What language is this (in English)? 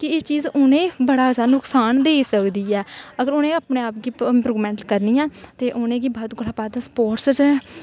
Dogri